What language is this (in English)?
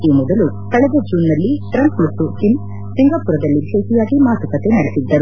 Kannada